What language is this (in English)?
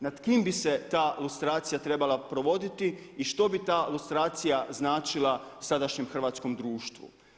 Croatian